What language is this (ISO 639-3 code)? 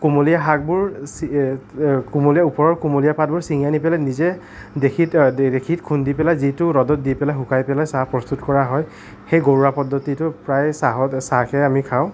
asm